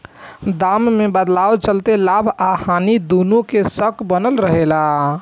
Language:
Bhojpuri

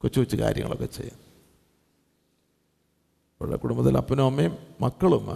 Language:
Malayalam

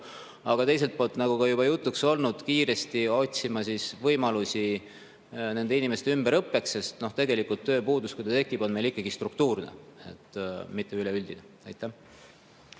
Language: Estonian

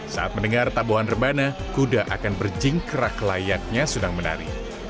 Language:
Indonesian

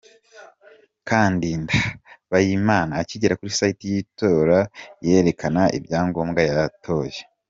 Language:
Kinyarwanda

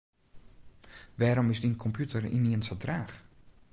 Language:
Western Frisian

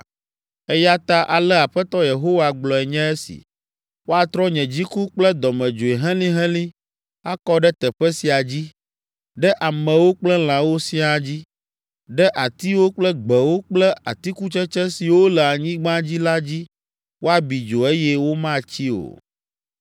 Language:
Ewe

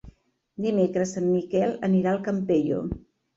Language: Catalan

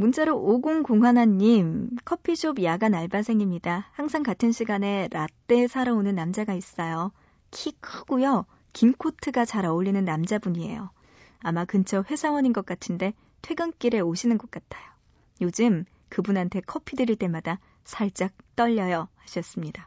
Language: Korean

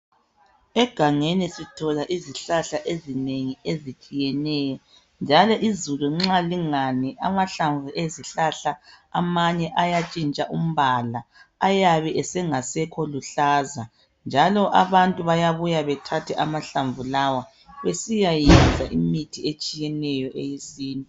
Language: North Ndebele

